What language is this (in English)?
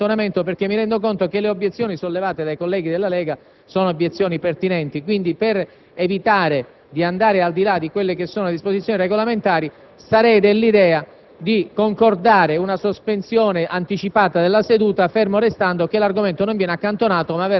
Italian